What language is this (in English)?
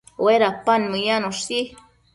Matsés